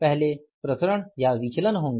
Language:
Hindi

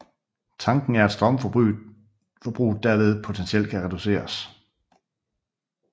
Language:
Danish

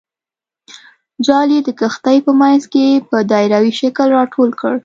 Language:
Pashto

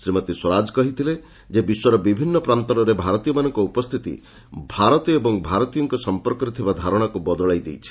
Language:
Odia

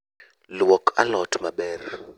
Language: Luo (Kenya and Tanzania)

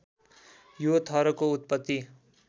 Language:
Nepali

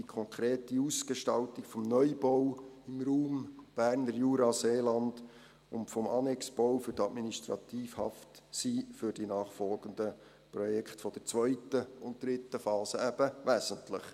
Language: Swiss German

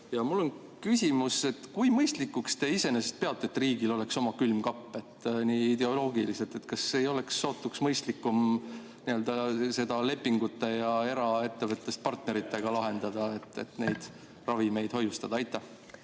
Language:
Estonian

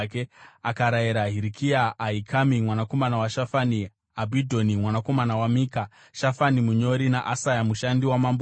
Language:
Shona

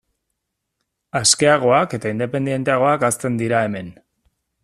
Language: Basque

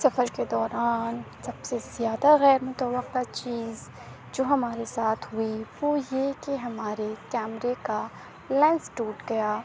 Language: Urdu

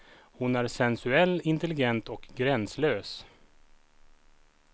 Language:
Swedish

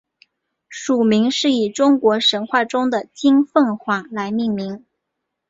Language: Chinese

